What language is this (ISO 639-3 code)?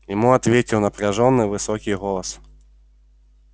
rus